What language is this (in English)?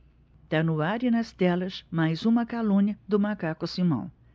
Portuguese